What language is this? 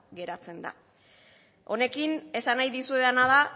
Basque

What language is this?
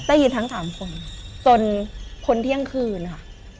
Thai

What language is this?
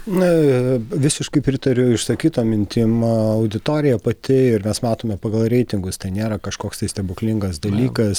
Lithuanian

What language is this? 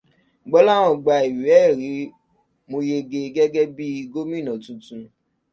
Yoruba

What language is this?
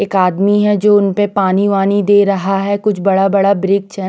Hindi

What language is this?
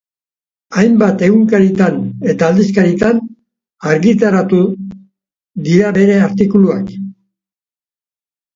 Basque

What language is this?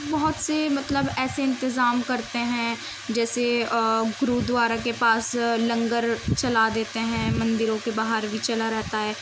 Urdu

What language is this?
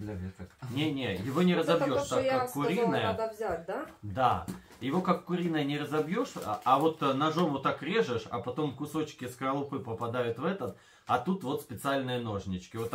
Russian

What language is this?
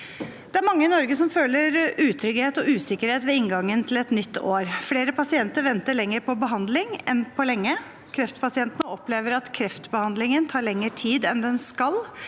Norwegian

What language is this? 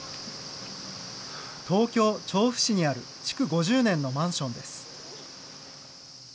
Japanese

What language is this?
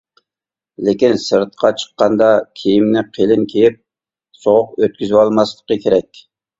Uyghur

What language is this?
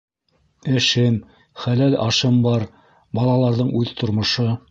Bashkir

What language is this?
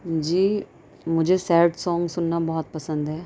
Urdu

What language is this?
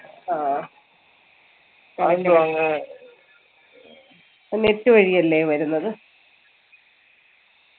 Malayalam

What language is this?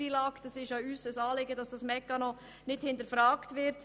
Swiss German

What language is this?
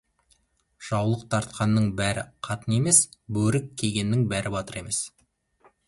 Kazakh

